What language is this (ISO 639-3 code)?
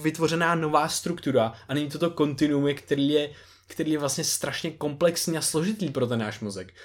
ces